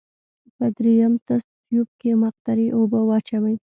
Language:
Pashto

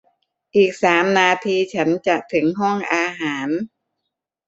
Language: Thai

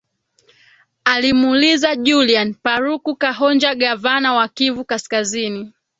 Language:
Swahili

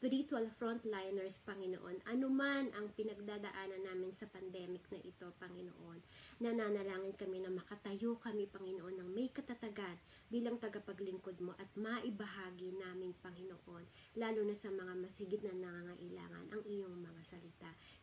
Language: Filipino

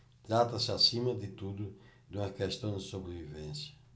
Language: Portuguese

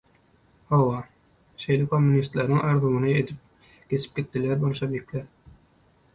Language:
Turkmen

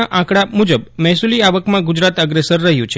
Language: Gujarati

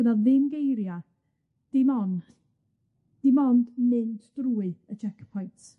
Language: Welsh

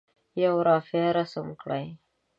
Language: Pashto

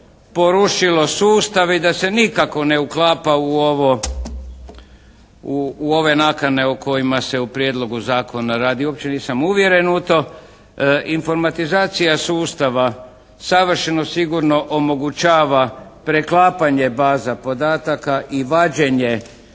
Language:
Croatian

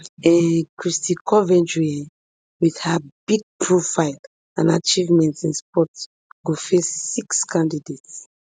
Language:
Nigerian Pidgin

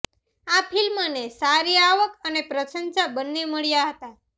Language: Gujarati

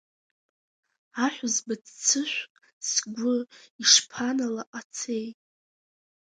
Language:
Abkhazian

